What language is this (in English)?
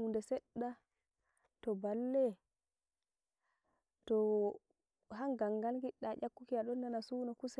Nigerian Fulfulde